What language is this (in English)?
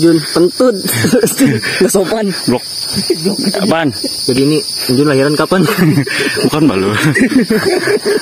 Indonesian